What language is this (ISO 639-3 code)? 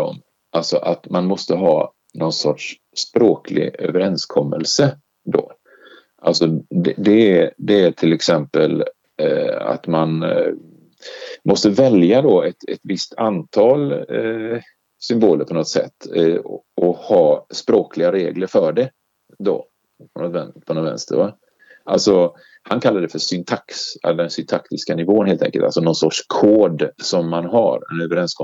swe